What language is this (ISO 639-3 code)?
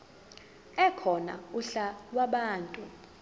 zul